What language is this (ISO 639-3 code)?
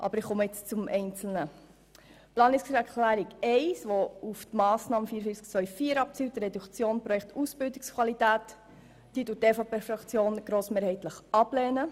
gsw